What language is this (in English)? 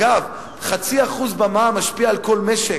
Hebrew